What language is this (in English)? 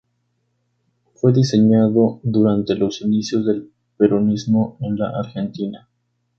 Spanish